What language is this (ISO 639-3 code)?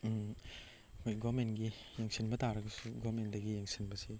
mni